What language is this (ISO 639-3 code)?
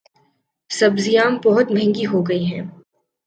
urd